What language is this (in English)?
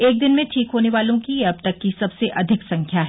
Hindi